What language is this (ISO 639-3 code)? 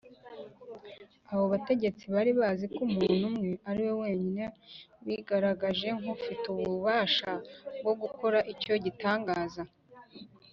kin